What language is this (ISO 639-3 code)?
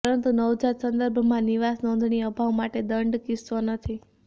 guj